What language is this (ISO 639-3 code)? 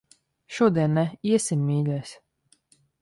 lav